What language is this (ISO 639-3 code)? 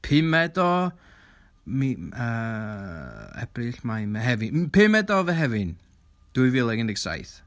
cym